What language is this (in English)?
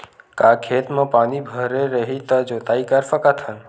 Chhattisgarhi